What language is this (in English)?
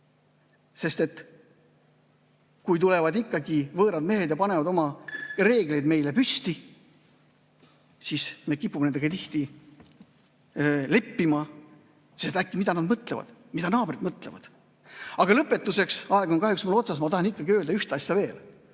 Estonian